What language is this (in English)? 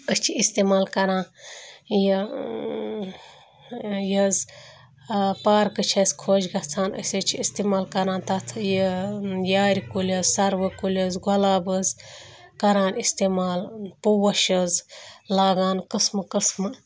Kashmiri